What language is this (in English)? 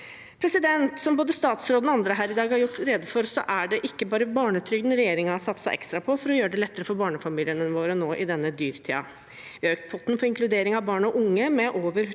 Norwegian